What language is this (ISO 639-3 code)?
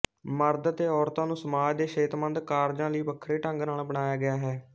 pan